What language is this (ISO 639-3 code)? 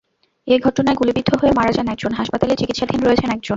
ben